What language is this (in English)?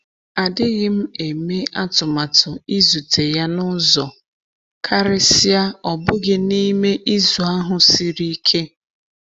Igbo